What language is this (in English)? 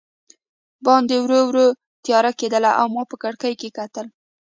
Pashto